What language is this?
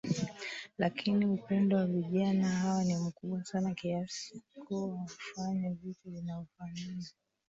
Swahili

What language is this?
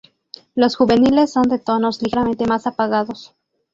Spanish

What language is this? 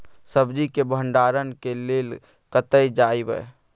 Maithili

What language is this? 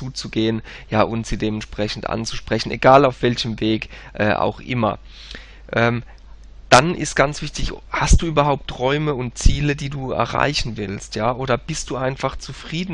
German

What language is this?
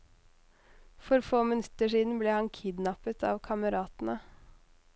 Norwegian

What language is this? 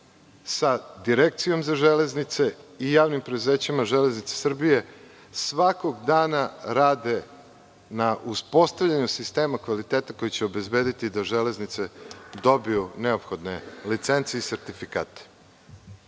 Serbian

